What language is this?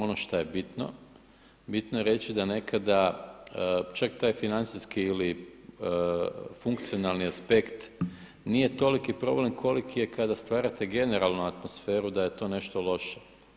Croatian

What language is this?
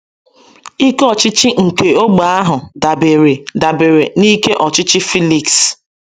Igbo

